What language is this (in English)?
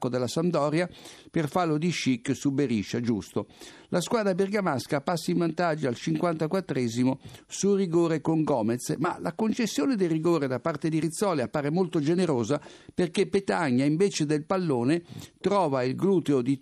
Italian